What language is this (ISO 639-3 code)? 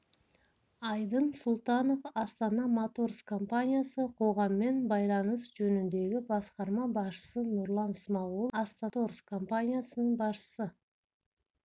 kaz